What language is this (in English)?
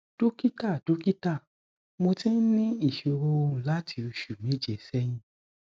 Yoruba